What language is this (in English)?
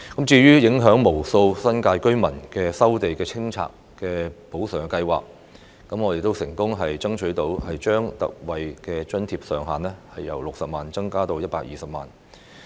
Cantonese